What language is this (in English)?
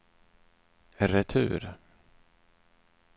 Swedish